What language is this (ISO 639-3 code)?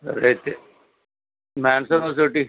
tel